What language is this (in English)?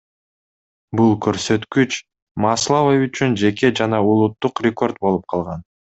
Kyrgyz